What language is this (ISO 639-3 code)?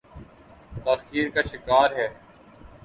urd